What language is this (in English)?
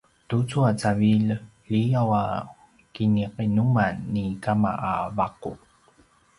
Paiwan